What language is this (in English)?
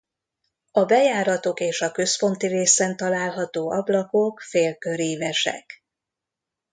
Hungarian